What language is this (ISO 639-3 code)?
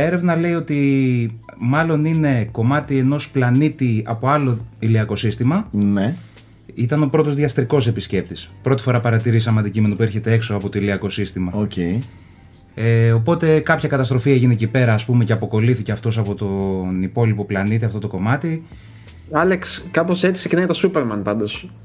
ell